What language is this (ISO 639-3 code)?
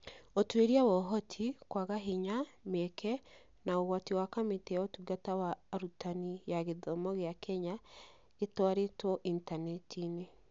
kik